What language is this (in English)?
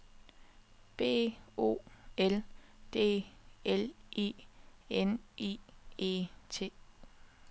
Danish